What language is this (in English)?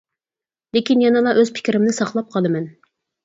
Uyghur